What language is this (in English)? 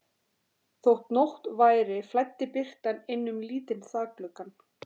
Icelandic